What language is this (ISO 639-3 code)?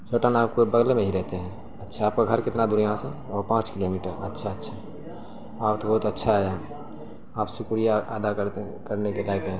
urd